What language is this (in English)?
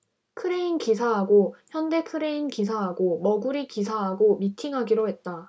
Korean